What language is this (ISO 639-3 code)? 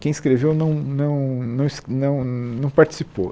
por